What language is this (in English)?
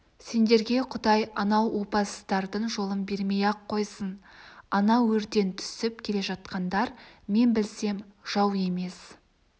Kazakh